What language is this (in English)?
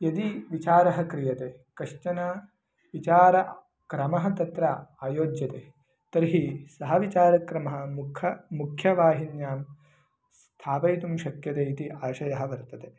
Sanskrit